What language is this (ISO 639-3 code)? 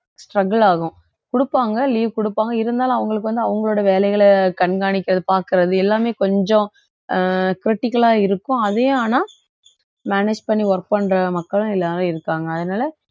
tam